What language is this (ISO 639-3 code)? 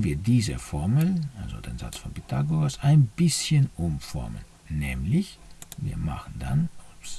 deu